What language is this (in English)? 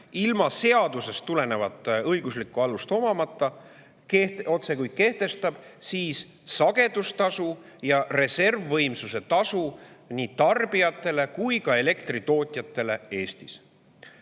Estonian